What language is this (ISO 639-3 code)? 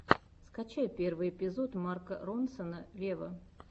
rus